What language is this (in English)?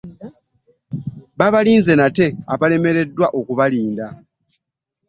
Ganda